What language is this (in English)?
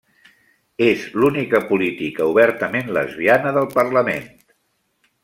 Catalan